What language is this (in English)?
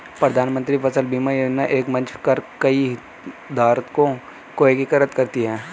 Hindi